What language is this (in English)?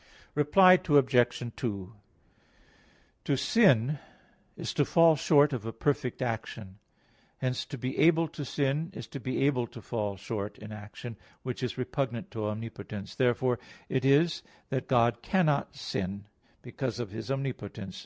English